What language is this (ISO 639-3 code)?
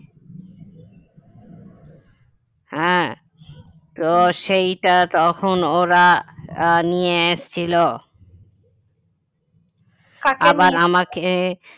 ben